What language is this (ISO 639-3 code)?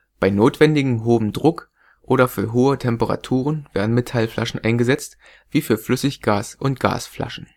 deu